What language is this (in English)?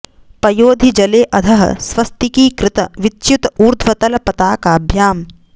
Sanskrit